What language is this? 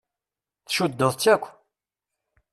Kabyle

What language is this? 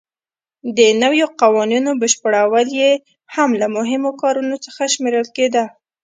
Pashto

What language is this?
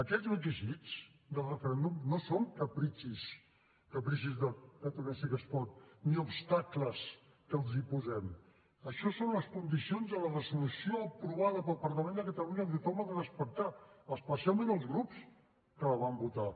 Catalan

